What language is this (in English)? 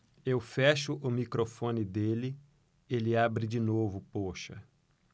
Portuguese